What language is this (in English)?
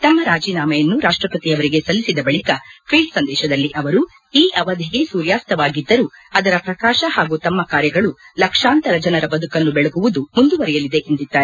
Kannada